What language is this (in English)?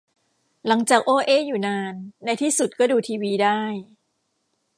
Thai